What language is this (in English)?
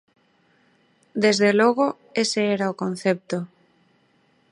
Galician